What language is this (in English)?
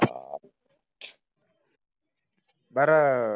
Marathi